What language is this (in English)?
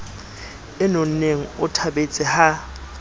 Southern Sotho